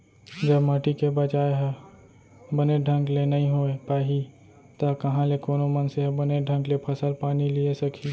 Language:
Chhattisgarhi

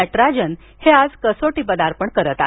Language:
Marathi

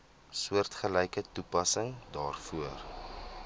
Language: Afrikaans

